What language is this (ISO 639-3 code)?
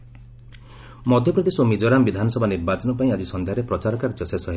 ori